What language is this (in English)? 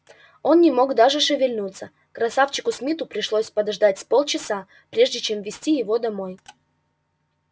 Russian